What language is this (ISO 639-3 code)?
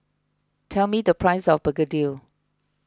eng